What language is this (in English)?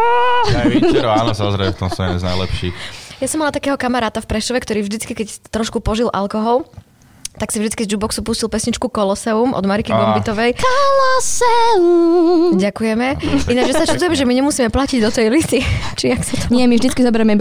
Slovak